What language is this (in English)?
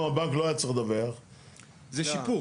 Hebrew